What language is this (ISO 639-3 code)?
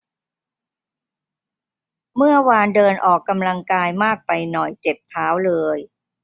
tha